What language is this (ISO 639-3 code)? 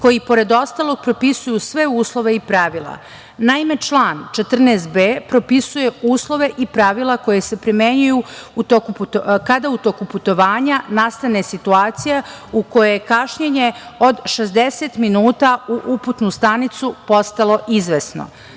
srp